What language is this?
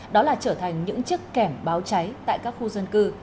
Vietnamese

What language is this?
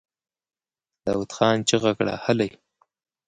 Pashto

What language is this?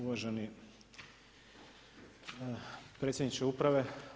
Croatian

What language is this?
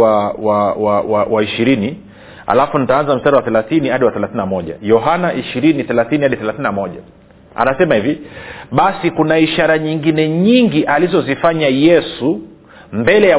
Swahili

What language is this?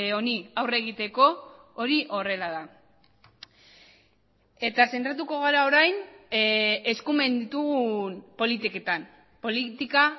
Basque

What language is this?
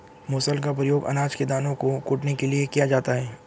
Hindi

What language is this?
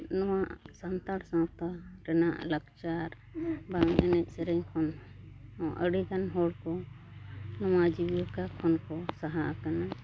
Santali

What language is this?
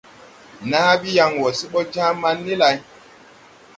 Tupuri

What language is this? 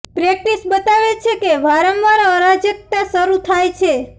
Gujarati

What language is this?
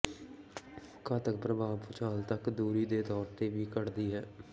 Punjabi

